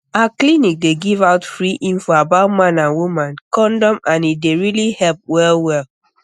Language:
Nigerian Pidgin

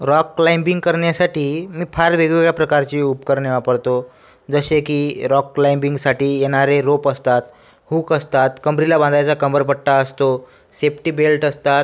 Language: Marathi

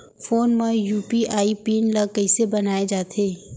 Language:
Chhattisgarhi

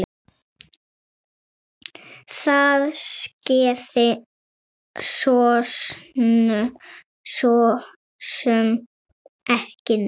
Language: Icelandic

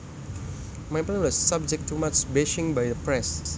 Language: Javanese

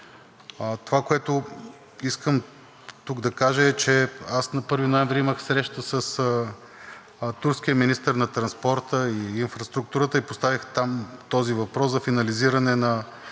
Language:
Bulgarian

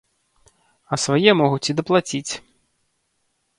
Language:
Belarusian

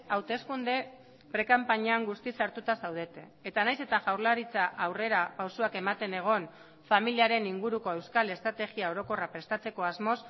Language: Basque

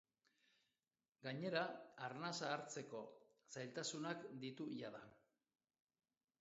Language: Basque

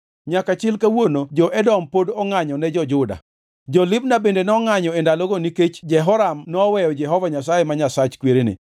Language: Luo (Kenya and Tanzania)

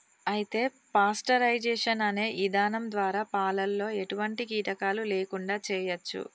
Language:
Telugu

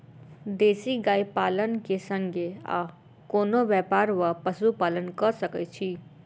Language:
Maithili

